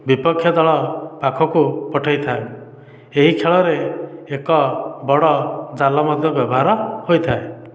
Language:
Odia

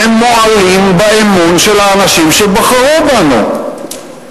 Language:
Hebrew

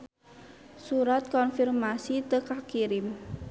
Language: Sundanese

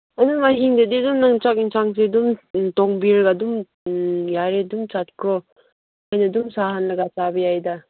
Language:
Manipuri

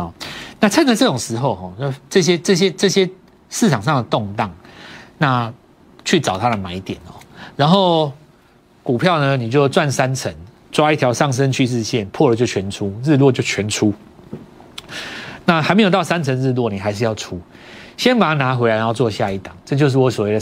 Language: Chinese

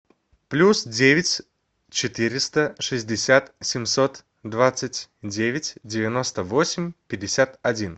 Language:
Russian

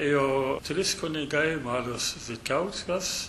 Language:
Lithuanian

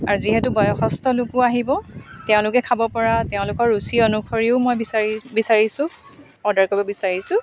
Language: Assamese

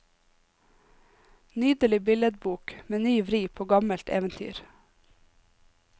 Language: Norwegian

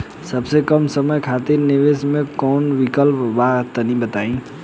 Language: Bhojpuri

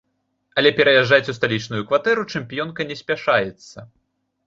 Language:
Belarusian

